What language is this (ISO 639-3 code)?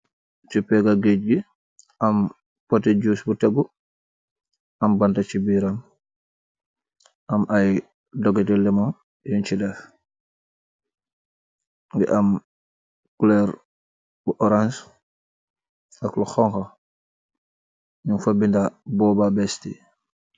wol